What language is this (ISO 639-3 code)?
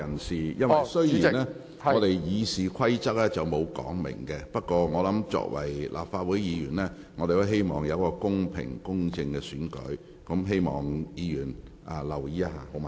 yue